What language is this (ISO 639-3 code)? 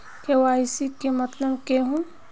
mag